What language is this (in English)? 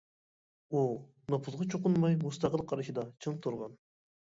Uyghur